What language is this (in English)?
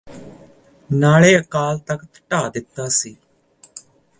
Punjabi